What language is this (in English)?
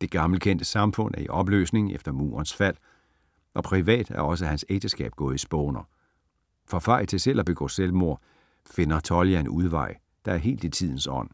Danish